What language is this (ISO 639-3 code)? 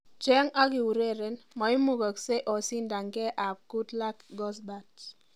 kln